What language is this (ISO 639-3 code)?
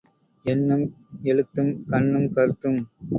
tam